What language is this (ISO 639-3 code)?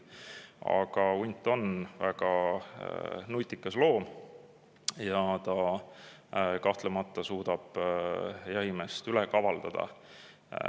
est